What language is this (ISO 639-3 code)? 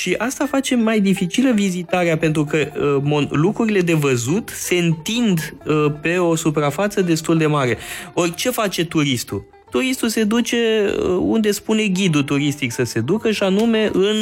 ron